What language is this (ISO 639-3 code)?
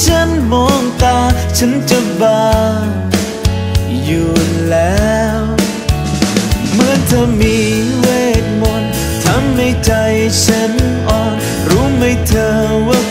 tha